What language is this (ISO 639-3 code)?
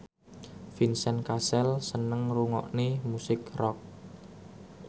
jav